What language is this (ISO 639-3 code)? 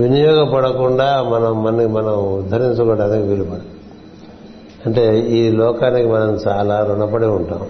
tel